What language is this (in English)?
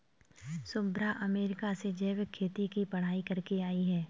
Hindi